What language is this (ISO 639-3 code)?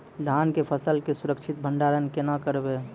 mai